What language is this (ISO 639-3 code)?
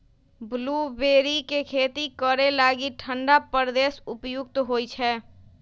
mag